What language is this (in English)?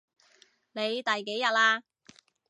Cantonese